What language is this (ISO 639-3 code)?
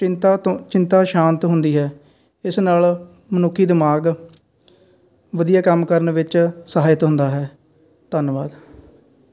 pan